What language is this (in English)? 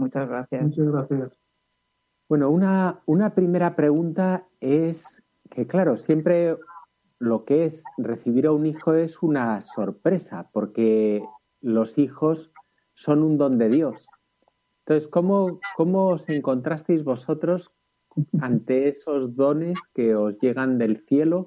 Spanish